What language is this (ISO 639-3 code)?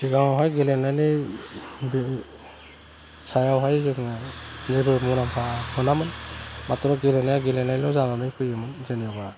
brx